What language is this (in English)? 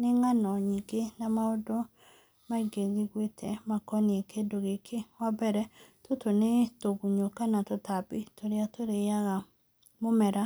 Kikuyu